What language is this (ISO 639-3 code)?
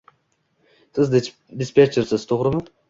uzb